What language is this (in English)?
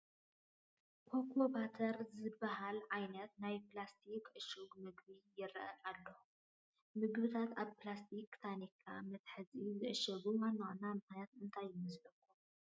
Tigrinya